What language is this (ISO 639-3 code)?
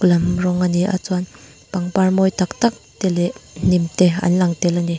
lus